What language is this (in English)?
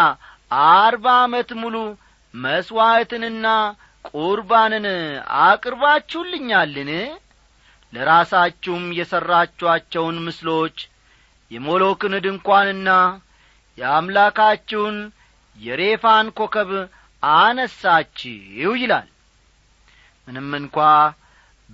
Amharic